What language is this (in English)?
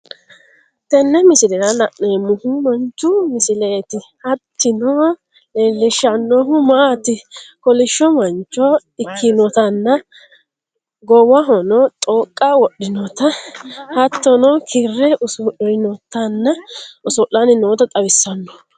Sidamo